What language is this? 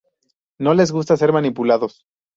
Spanish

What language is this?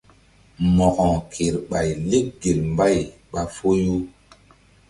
Mbum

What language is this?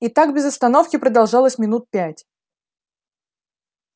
Russian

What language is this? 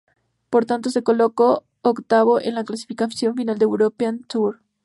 Spanish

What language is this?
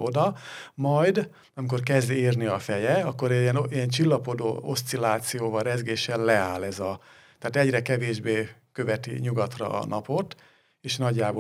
Hungarian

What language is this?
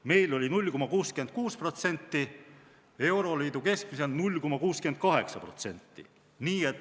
Estonian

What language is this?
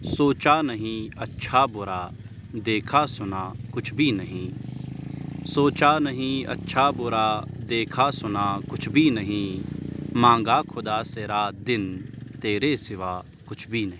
Urdu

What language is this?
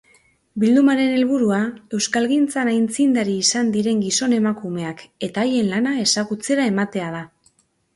Basque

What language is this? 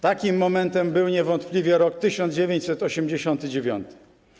Polish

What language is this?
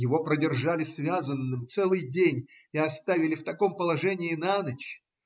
Russian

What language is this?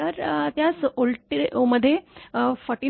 Marathi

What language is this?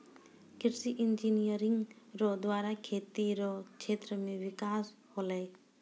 Maithili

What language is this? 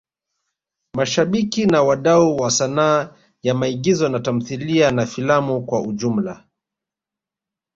Swahili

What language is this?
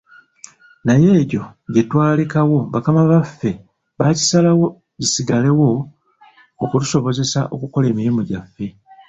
Ganda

